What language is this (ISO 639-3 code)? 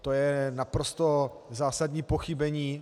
ces